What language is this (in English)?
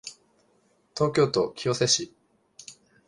Japanese